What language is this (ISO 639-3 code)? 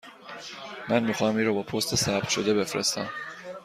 fas